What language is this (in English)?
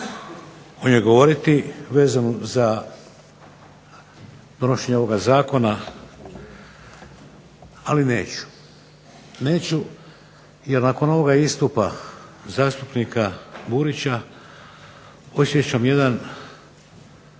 Croatian